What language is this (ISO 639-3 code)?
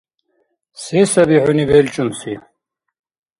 dar